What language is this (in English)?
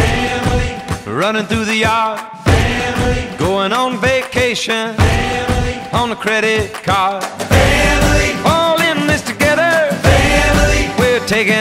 English